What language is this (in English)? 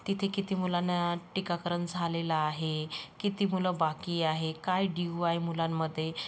Marathi